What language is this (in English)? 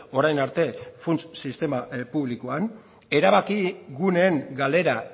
Basque